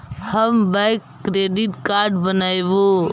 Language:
Magahi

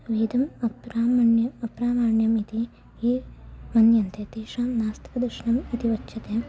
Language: Sanskrit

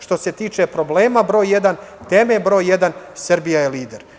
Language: Serbian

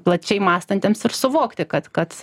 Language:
Lithuanian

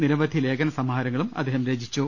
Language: Malayalam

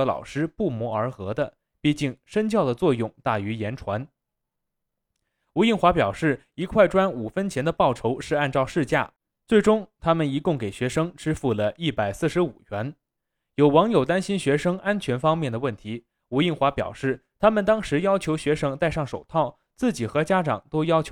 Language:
Chinese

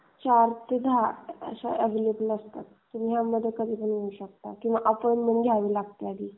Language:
Marathi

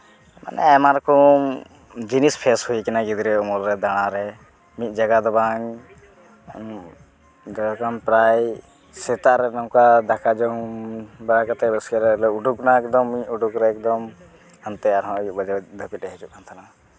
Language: Santali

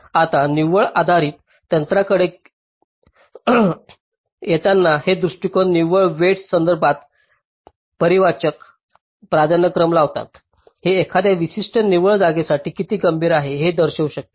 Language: Marathi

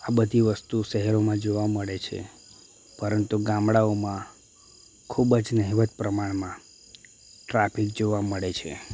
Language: Gujarati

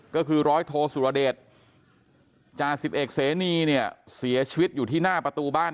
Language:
Thai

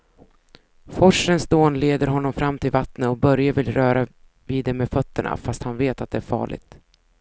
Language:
Swedish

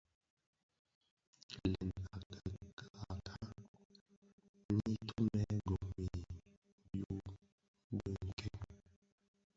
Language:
Bafia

